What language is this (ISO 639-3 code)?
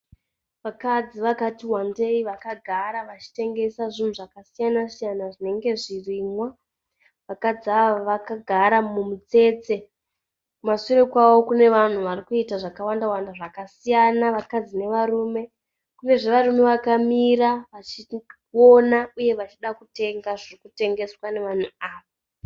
sna